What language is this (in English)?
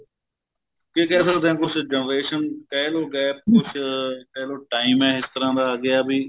Punjabi